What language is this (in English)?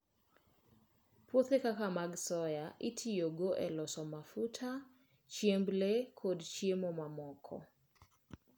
Luo (Kenya and Tanzania)